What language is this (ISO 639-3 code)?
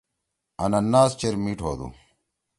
trw